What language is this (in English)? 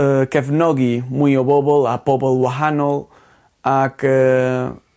Welsh